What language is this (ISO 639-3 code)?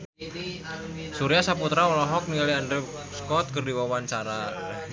sun